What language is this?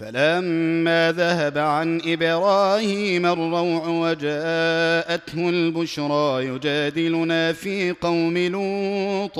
Arabic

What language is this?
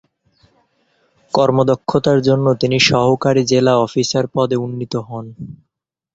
Bangla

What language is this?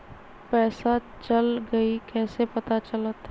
Magahi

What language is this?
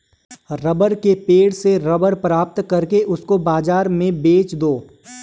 Hindi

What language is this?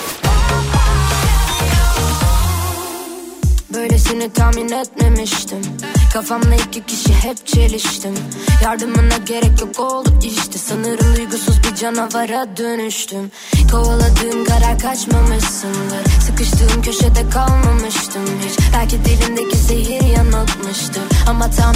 Turkish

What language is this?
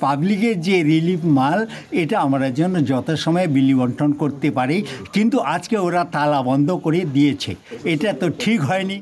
Bangla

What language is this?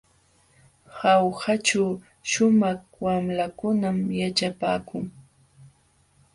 Jauja Wanca Quechua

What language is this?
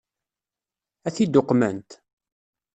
Kabyle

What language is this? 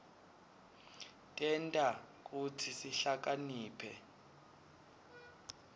Swati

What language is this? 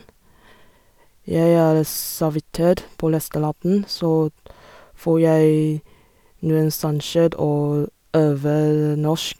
Norwegian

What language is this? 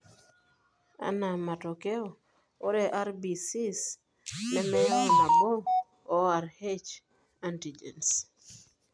Masai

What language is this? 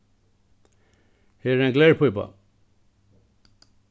Faroese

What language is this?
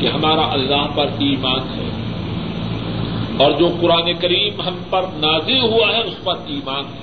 Urdu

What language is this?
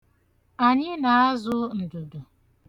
Igbo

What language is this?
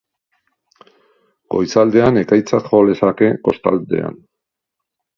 Basque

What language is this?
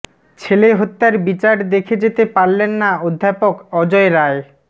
Bangla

